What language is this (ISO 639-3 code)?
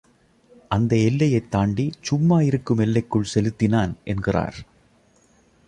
tam